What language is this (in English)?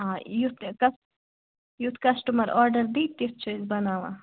Kashmiri